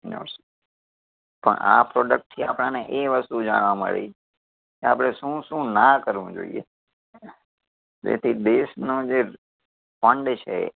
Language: Gujarati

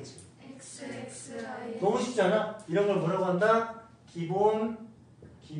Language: Korean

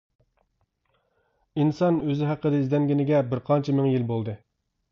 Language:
Uyghur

